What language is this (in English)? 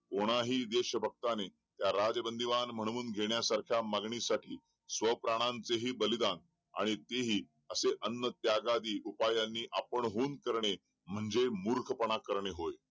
Marathi